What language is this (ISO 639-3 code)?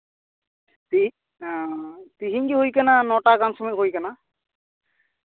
sat